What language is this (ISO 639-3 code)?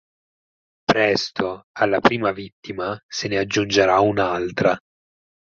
ita